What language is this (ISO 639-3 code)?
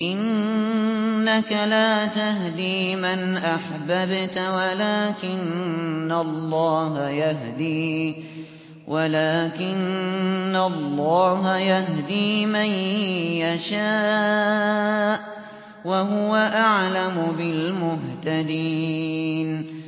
ara